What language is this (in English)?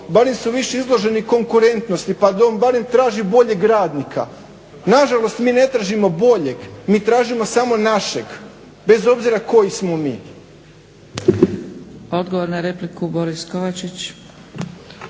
Croatian